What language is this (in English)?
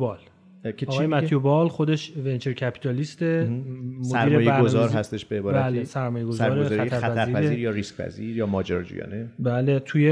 Persian